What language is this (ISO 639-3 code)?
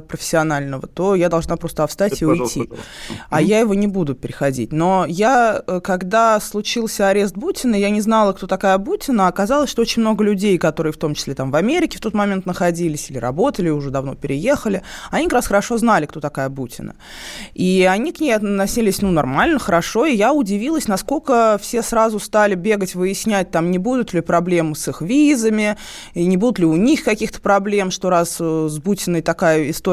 rus